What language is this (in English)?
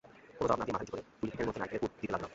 Bangla